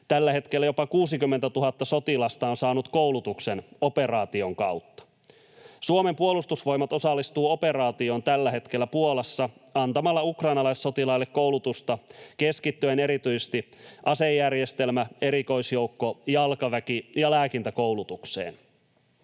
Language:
Finnish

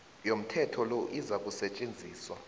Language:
South Ndebele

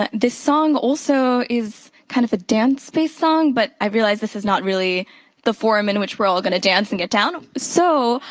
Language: English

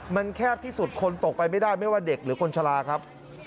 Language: Thai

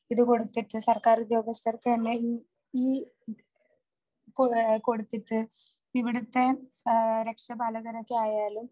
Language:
Malayalam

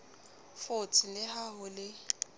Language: Southern Sotho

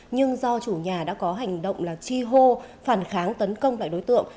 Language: Vietnamese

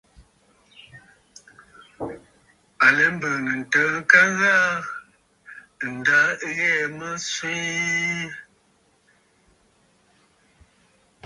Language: Bafut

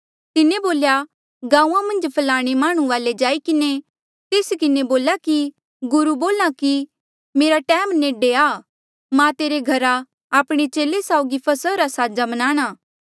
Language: Mandeali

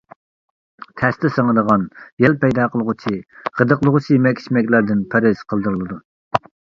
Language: Uyghur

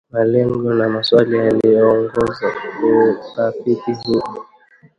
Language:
Swahili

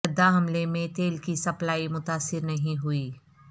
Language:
Urdu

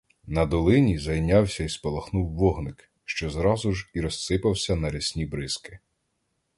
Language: Ukrainian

